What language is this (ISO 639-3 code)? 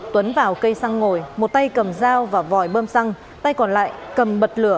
vie